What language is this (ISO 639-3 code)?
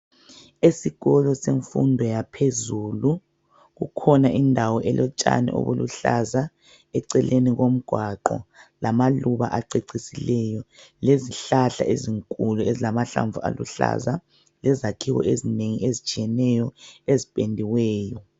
nde